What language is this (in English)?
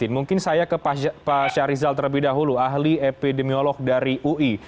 Indonesian